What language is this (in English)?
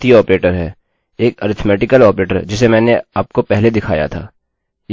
Hindi